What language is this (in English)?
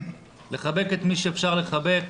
Hebrew